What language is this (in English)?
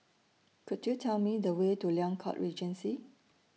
English